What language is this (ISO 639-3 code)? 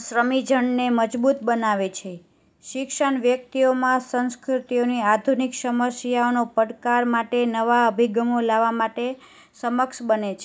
guj